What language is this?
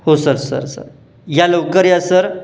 Marathi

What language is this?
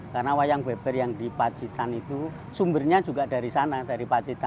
Indonesian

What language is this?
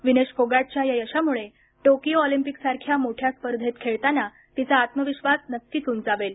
Marathi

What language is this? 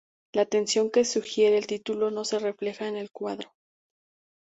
Spanish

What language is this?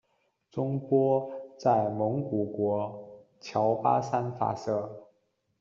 Chinese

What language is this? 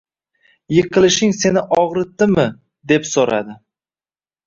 Uzbek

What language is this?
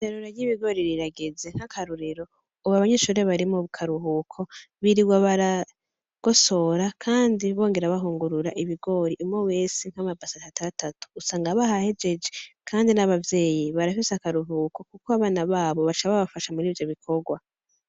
Rundi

